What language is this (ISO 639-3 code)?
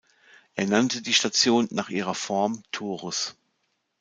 deu